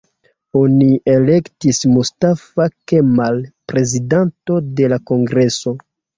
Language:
Esperanto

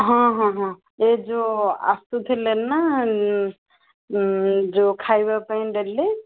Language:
Odia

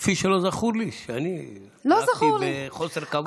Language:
Hebrew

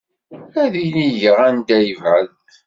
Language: Kabyle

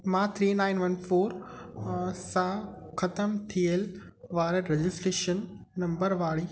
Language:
Sindhi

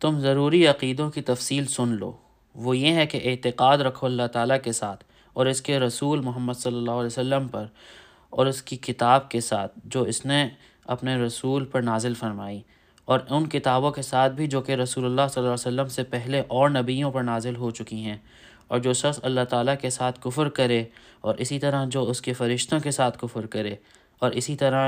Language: Urdu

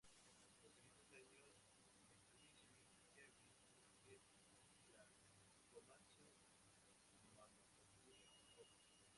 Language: Spanish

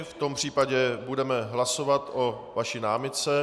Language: Czech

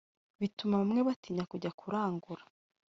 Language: Kinyarwanda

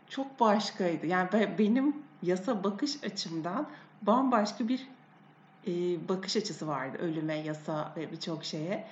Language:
Turkish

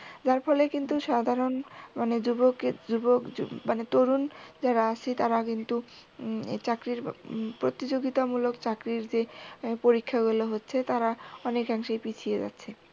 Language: Bangla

